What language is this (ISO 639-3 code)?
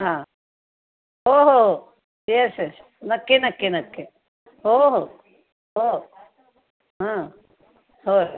mar